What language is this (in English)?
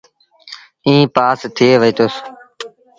Sindhi Bhil